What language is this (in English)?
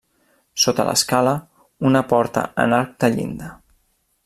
Catalan